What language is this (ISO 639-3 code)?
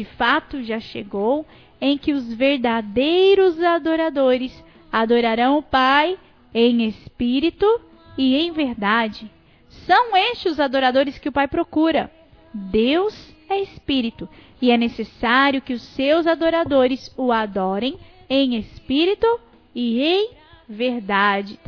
por